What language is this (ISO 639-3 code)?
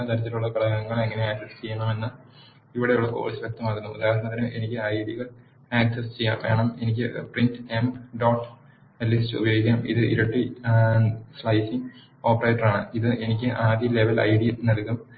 mal